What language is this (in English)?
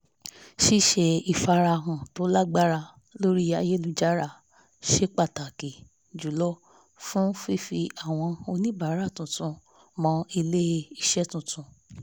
Yoruba